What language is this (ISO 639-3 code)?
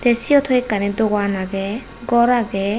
ccp